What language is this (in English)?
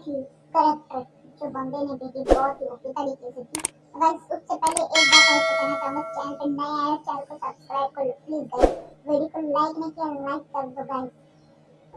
Turkish